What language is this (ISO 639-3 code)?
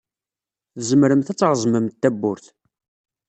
kab